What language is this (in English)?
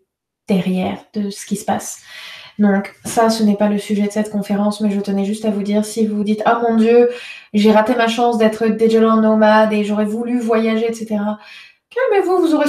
French